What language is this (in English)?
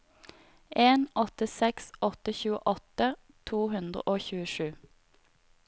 Norwegian